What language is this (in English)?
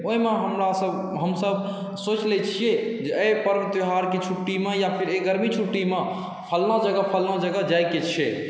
Maithili